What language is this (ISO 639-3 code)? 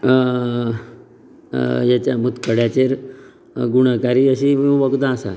kok